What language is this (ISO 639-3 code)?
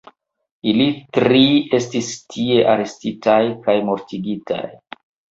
epo